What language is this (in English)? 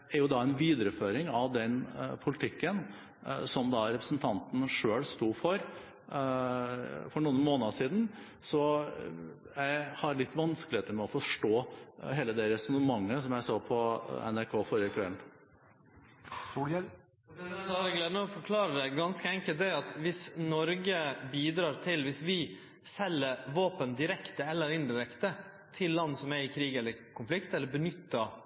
Norwegian